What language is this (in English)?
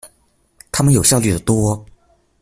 Chinese